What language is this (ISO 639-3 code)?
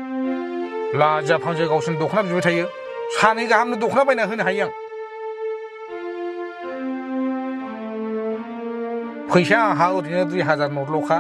tha